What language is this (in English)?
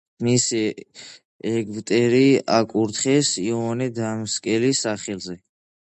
Georgian